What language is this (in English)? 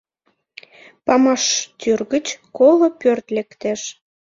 Mari